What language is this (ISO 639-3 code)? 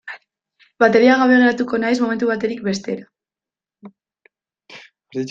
eus